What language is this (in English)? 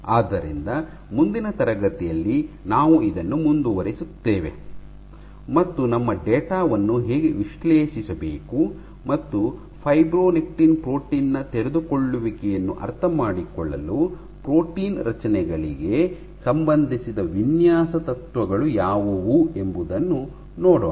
Kannada